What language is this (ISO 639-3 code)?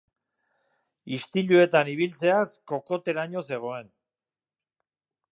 eus